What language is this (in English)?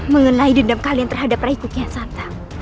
Indonesian